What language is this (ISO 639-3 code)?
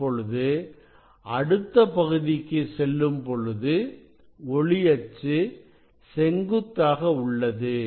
tam